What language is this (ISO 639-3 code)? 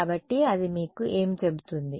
tel